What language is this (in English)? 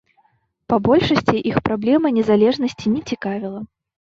Belarusian